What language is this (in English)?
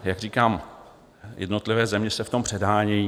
Czech